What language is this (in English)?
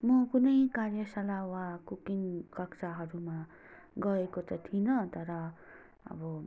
Nepali